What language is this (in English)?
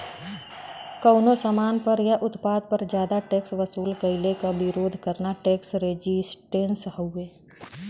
Bhojpuri